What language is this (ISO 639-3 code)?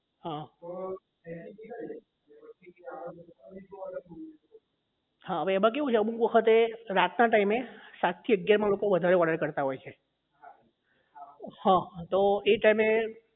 guj